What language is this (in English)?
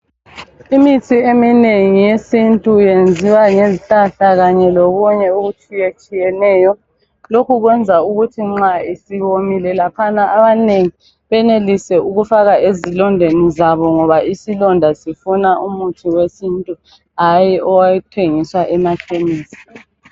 North Ndebele